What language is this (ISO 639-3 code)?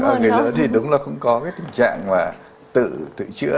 vie